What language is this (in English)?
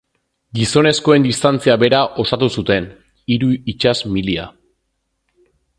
Basque